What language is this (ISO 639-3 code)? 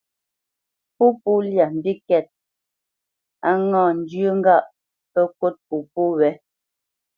bce